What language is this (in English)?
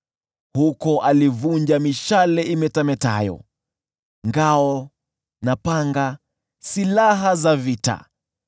Swahili